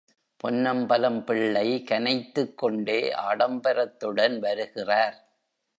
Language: Tamil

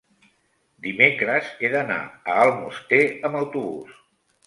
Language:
Catalan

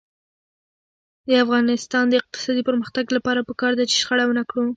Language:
Pashto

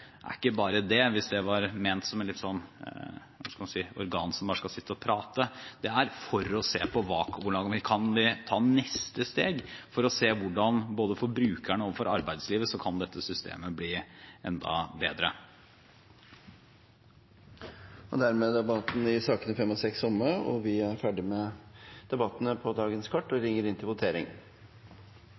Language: Norwegian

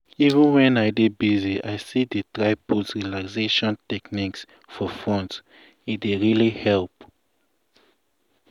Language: Nigerian Pidgin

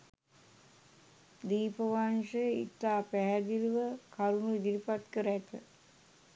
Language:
Sinhala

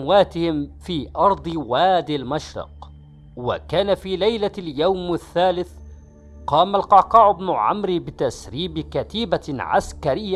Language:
Arabic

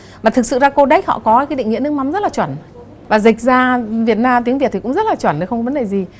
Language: Vietnamese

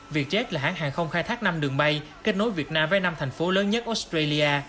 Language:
Vietnamese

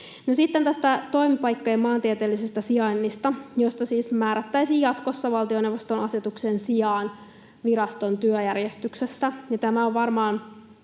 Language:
Finnish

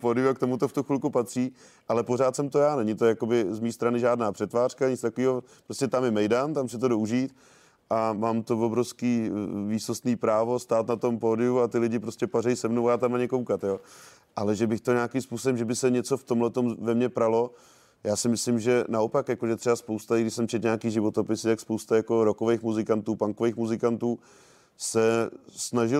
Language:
Czech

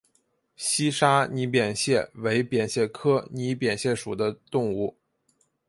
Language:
Chinese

